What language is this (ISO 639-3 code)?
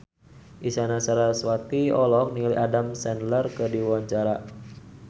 sun